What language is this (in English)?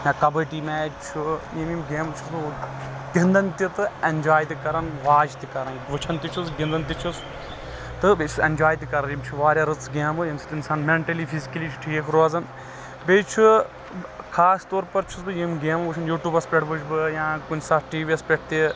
Kashmiri